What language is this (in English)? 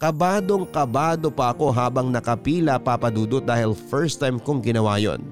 Filipino